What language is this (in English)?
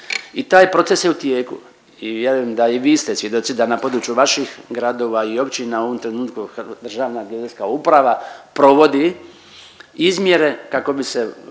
Croatian